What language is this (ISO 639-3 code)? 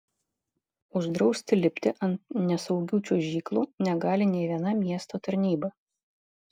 lit